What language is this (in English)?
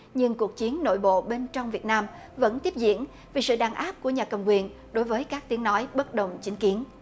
Vietnamese